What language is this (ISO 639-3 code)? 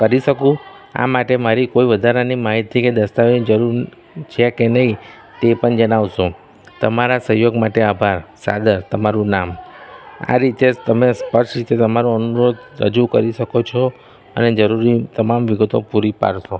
guj